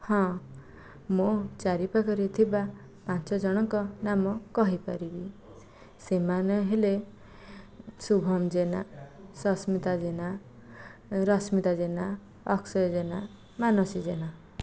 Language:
Odia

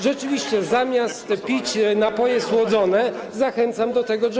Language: Polish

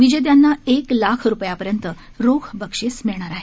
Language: Marathi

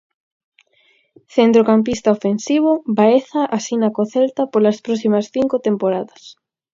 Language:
Galician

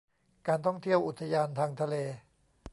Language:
Thai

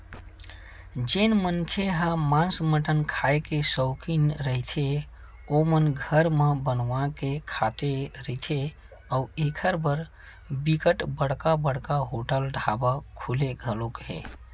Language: Chhattisgarhi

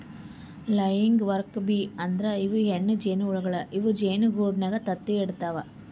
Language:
Kannada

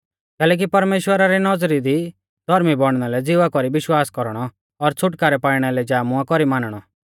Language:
Mahasu Pahari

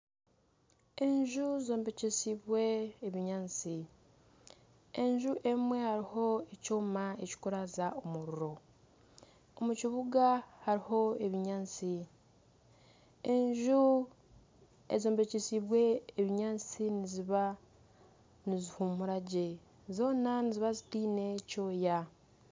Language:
Nyankole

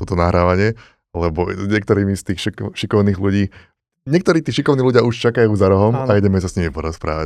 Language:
Slovak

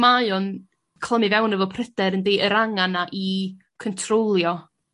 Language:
Welsh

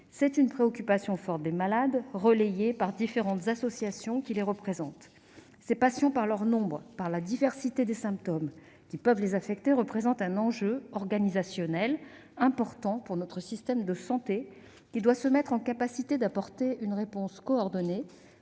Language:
French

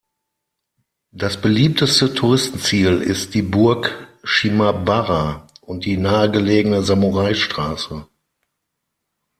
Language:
German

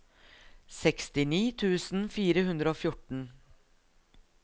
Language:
Norwegian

